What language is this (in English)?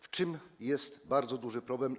Polish